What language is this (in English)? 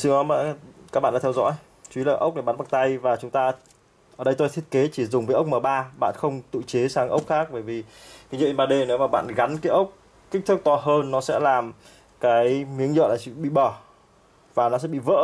Vietnamese